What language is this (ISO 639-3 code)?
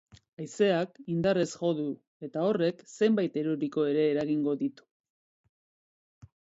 eus